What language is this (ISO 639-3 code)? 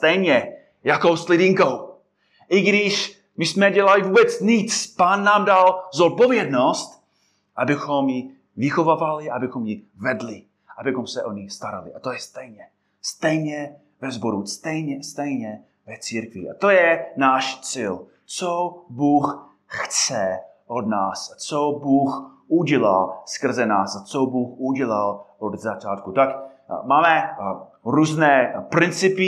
ces